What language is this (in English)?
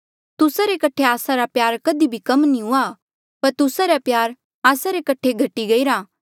Mandeali